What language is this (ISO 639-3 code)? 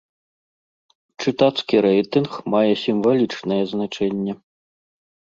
bel